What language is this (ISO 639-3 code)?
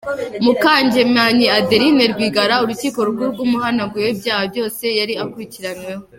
kin